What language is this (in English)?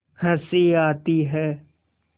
Hindi